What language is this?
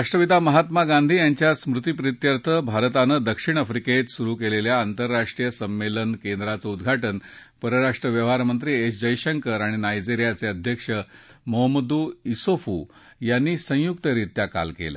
Marathi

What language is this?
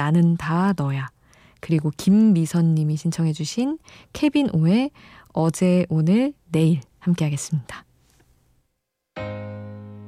Korean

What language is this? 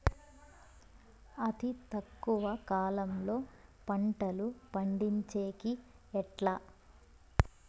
Telugu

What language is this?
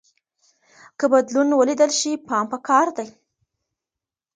Pashto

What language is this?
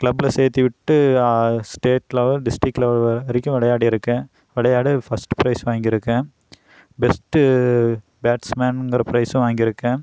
Tamil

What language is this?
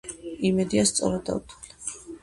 Georgian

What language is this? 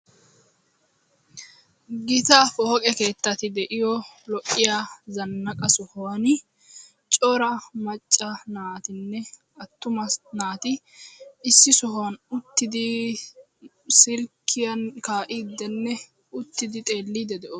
Wolaytta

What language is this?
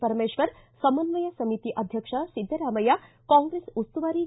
Kannada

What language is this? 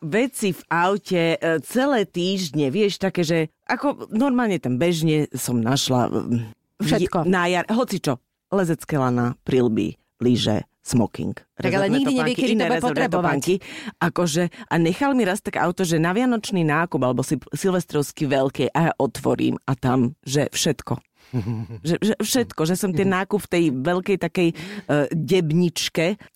Slovak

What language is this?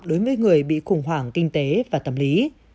Vietnamese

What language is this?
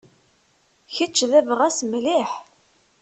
Kabyle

